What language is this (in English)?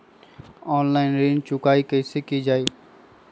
Magahi